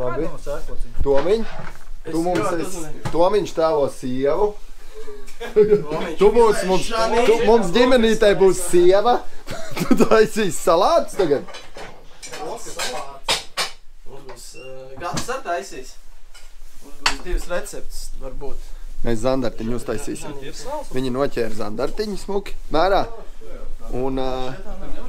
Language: Latvian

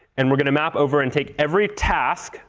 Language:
English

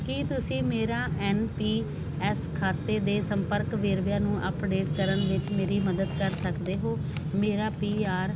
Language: Punjabi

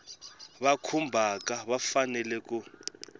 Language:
Tsonga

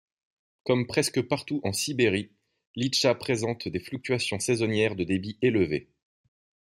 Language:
French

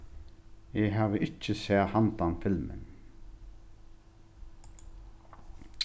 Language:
Faroese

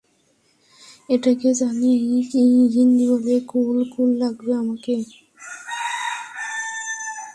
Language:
Bangla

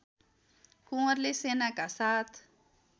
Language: Nepali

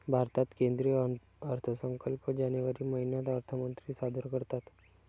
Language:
Marathi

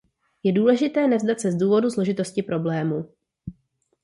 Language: Czech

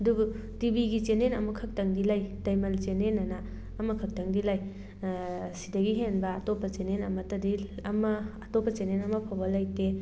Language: Manipuri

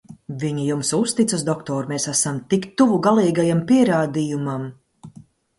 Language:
Latvian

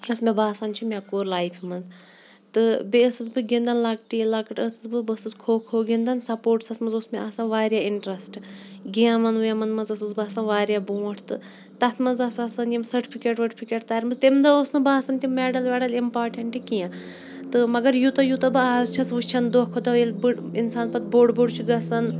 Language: Kashmiri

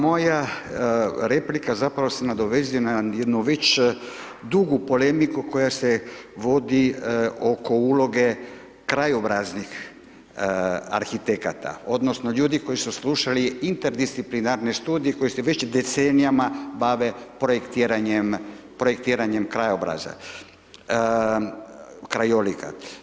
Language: Croatian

